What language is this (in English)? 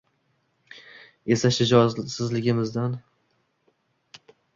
Uzbek